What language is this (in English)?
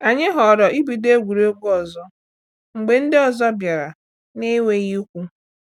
Igbo